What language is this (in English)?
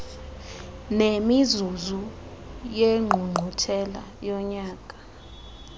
Xhosa